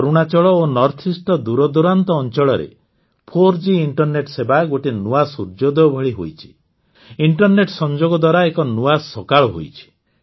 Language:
Odia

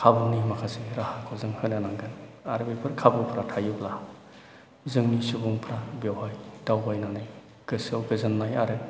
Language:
Bodo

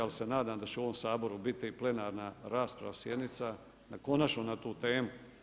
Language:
Croatian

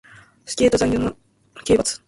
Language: Japanese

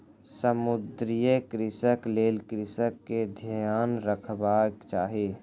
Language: Maithili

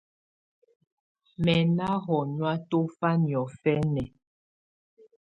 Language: Tunen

